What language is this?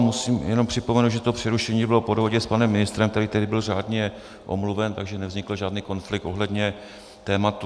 Czech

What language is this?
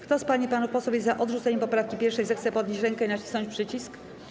Polish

